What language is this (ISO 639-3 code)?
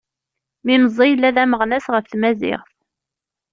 kab